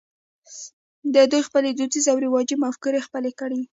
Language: Pashto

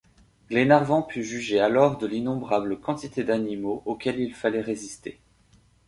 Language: French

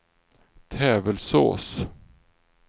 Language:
Swedish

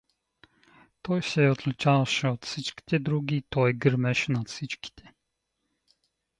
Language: Bulgarian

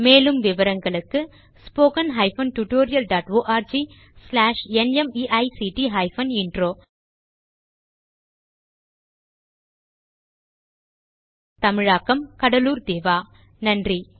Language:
Tamil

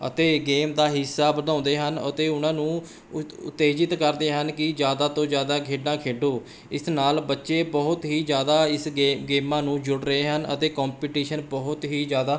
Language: Punjabi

